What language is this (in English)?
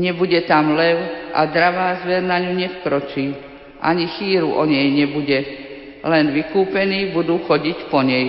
Slovak